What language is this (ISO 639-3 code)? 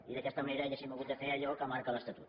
cat